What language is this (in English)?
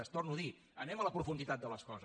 Catalan